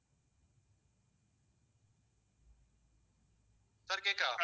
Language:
Tamil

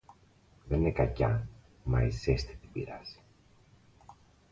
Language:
Greek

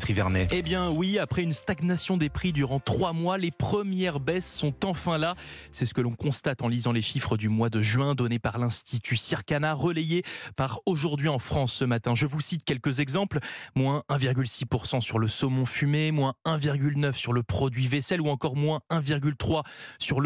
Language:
French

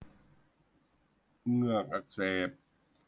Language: Thai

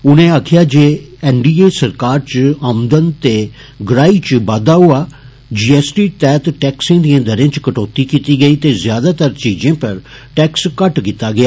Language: Dogri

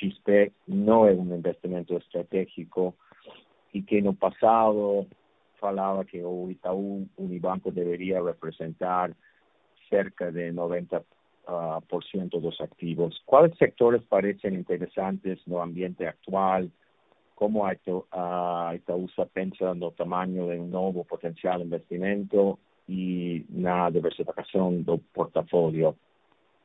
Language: Portuguese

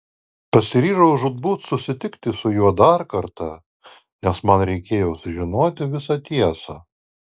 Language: Lithuanian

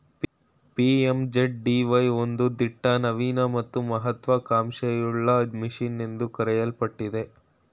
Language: Kannada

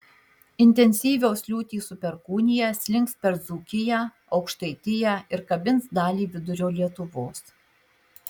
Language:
Lithuanian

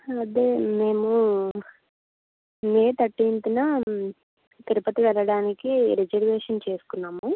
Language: Telugu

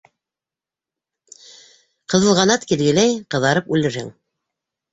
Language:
Bashkir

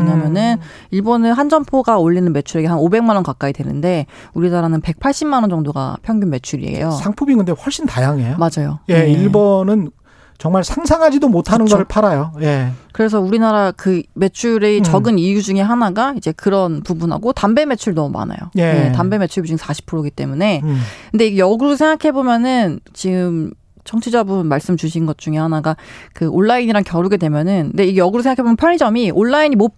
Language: Korean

